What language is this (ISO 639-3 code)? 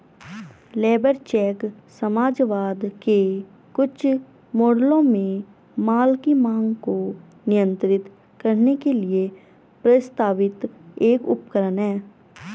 hin